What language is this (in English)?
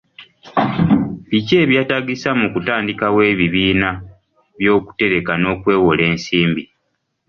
Ganda